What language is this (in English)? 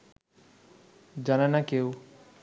Bangla